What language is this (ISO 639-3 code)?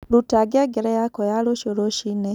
kik